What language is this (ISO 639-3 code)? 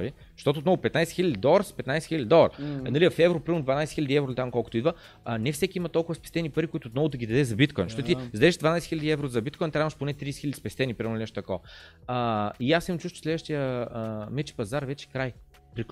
bul